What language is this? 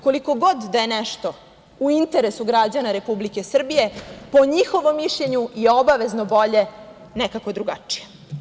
Serbian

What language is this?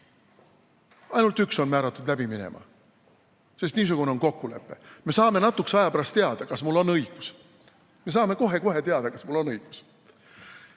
Estonian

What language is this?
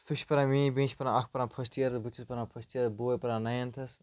Kashmiri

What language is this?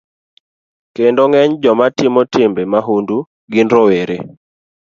Luo (Kenya and Tanzania)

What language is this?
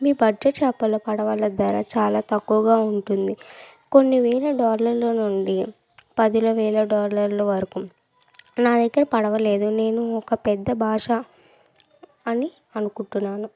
Telugu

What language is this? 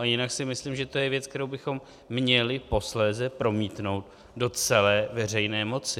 Czech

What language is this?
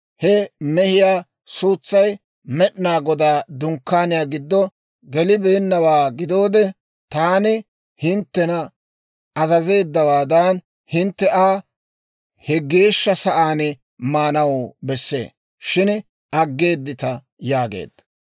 Dawro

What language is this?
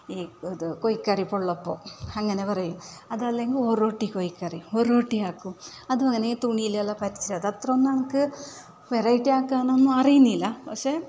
Malayalam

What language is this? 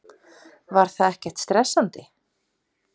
Icelandic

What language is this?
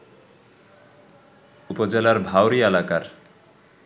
Bangla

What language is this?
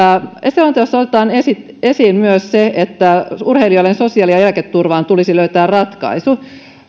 Finnish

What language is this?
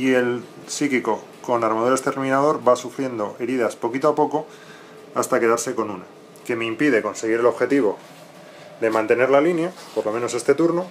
Spanish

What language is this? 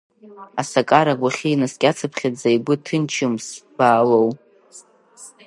Abkhazian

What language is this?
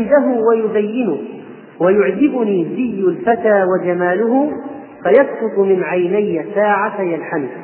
Arabic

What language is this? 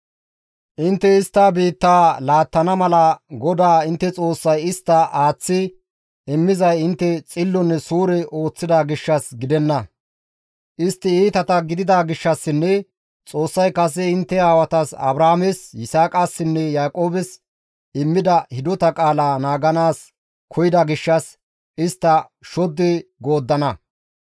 Gamo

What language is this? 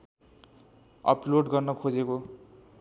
Nepali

